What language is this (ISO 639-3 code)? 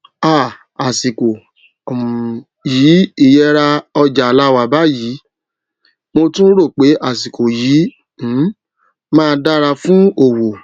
yor